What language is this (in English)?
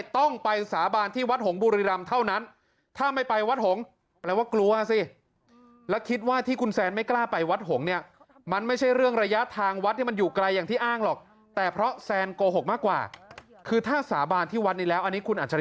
Thai